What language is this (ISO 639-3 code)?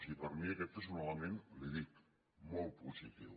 cat